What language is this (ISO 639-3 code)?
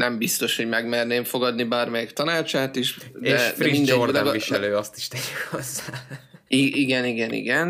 hun